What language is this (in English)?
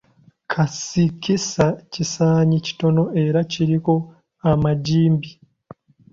Ganda